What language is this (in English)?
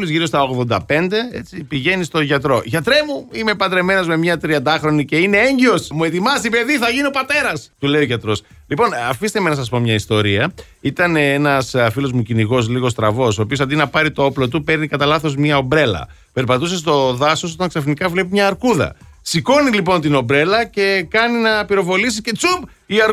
Greek